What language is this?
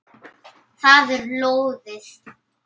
Icelandic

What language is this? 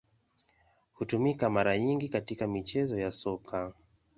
Swahili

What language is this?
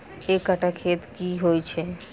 Maithili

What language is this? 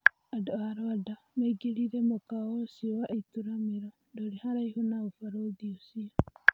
Kikuyu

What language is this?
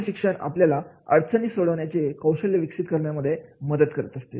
Marathi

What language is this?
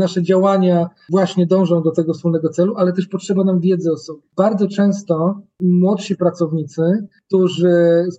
Polish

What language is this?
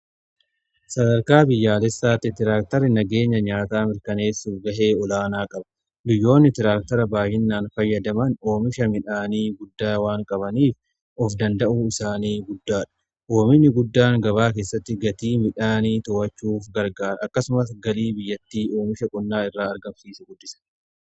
Oromo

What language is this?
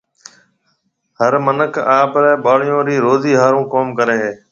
Marwari (Pakistan)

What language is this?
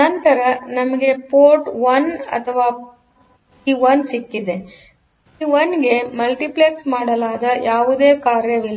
Kannada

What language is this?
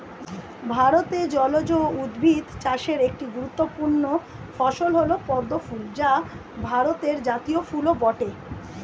Bangla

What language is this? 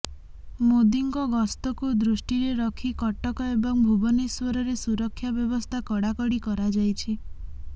Odia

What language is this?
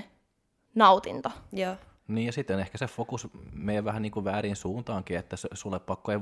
Finnish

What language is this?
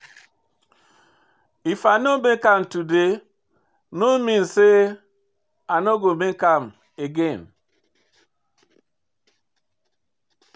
Nigerian Pidgin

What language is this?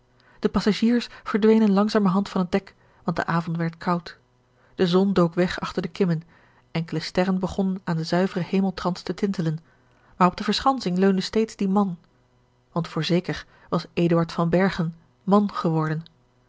Dutch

